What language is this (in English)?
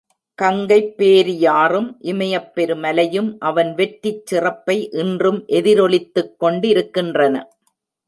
Tamil